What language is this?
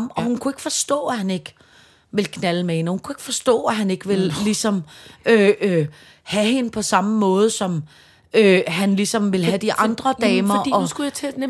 Danish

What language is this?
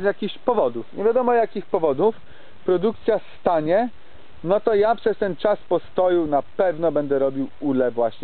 Polish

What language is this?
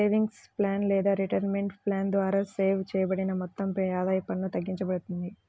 Telugu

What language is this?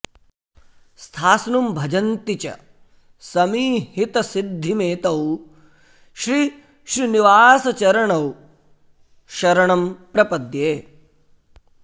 Sanskrit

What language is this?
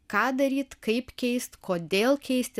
Lithuanian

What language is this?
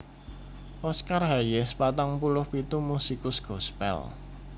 Javanese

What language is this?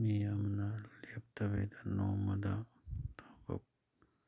Manipuri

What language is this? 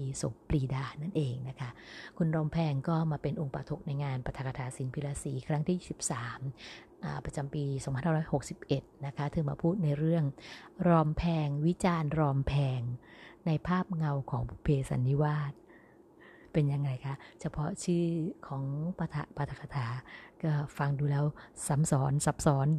Thai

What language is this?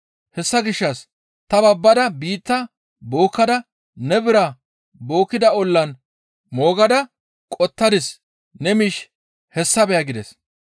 Gamo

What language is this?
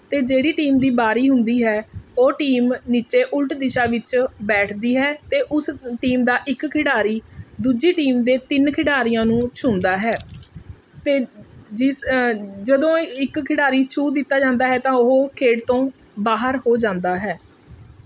Punjabi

